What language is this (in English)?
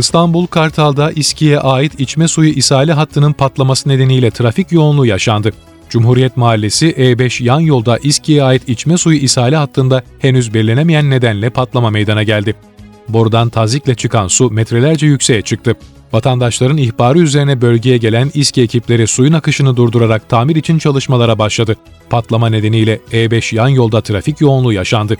Turkish